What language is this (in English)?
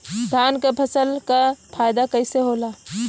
Bhojpuri